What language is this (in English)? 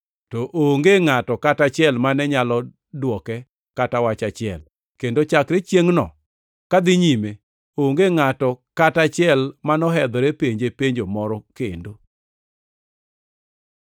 Luo (Kenya and Tanzania)